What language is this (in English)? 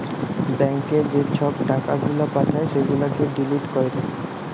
Bangla